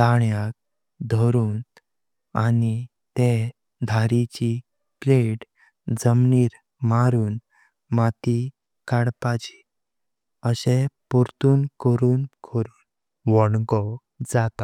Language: Konkani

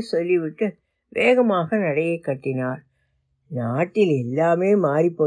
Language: Tamil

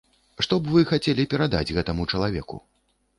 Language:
Belarusian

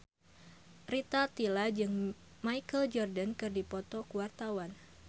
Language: Sundanese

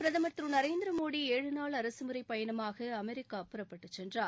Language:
Tamil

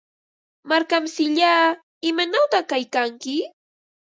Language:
Ambo-Pasco Quechua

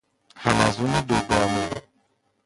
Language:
Persian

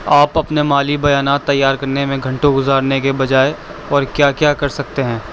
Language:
Urdu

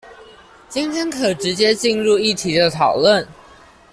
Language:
Chinese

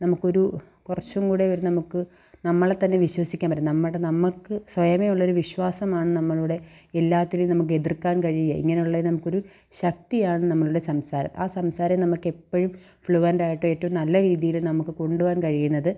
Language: Malayalam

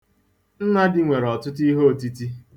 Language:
Igbo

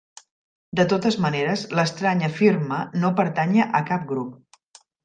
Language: Catalan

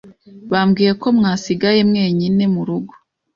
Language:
Kinyarwanda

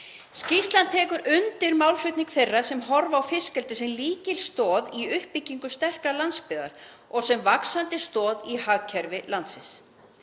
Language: Icelandic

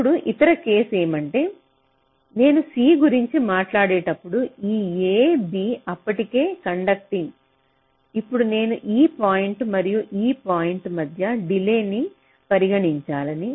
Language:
Telugu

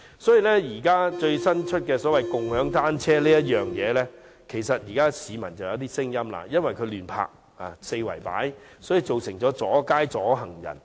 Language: Cantonese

